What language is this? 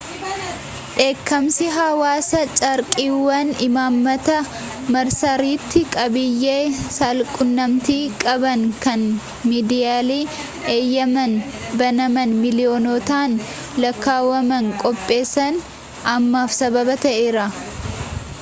Oromo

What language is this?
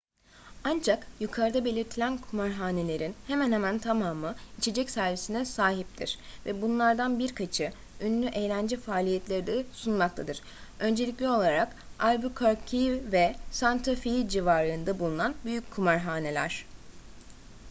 Turkish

